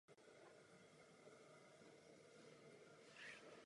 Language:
Czech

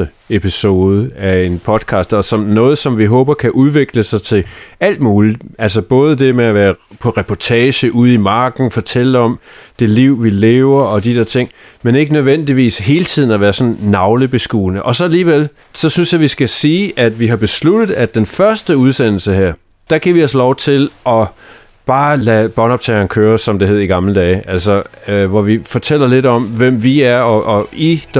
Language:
Danish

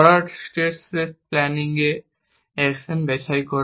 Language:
Bangla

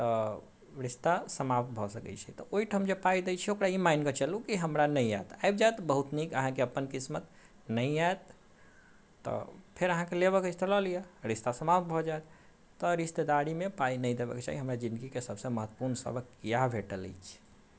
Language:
Maithili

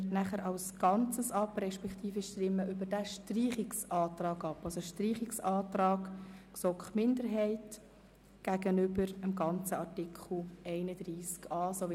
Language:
Swiss German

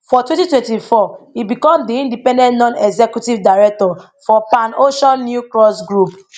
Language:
Nigerian Pidgin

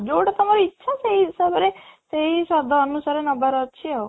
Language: Odia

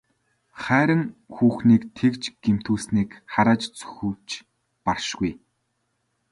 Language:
Mongolian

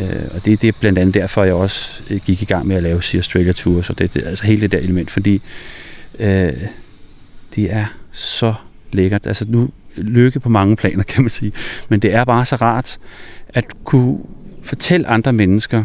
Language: Danish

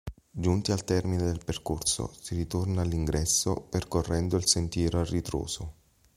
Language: Italian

